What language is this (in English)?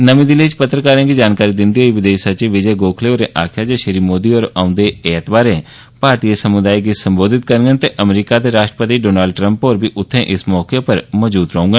Dogri